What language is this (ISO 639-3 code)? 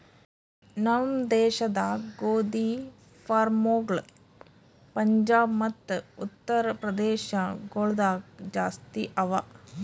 kan